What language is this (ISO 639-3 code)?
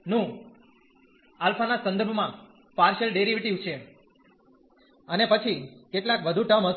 guj